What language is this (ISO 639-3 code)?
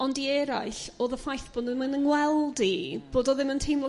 cym